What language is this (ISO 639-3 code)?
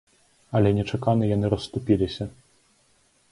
bel